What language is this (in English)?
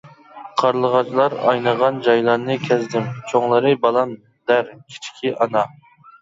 Uyghur